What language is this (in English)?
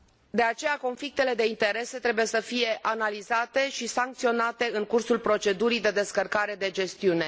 Romanian